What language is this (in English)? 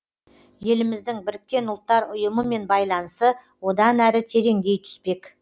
Kazakh